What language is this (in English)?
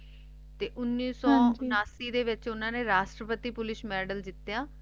Punjabi